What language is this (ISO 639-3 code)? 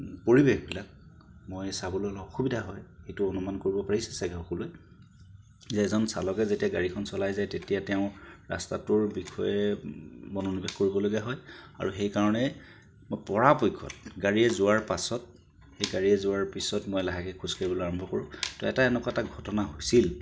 asm